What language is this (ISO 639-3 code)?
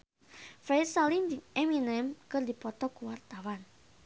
sun